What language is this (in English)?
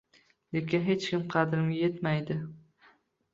Uzbek